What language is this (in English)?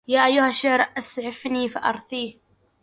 Arabic